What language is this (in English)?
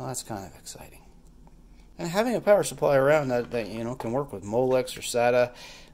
English